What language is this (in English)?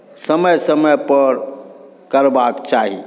Maithili